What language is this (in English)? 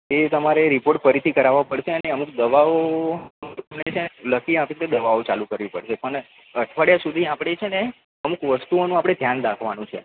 Gujarati